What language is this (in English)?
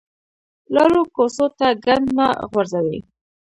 Pashto